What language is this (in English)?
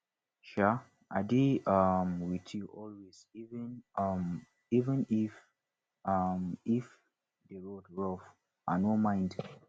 Nigerian Pidgin